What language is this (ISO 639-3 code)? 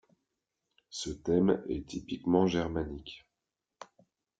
fra